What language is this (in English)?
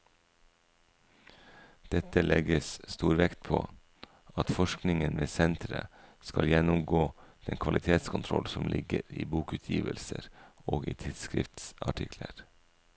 Norwegian